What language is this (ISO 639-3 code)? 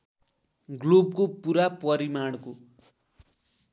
nep